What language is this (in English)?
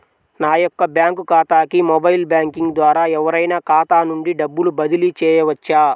Telugu